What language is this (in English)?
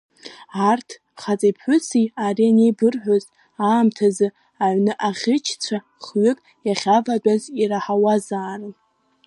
Abkhazian